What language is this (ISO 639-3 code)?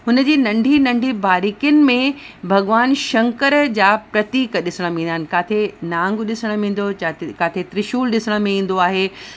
snd